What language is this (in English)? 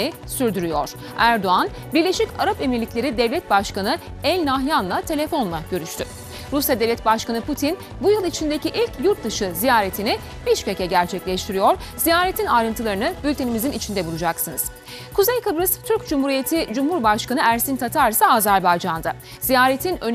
Turkish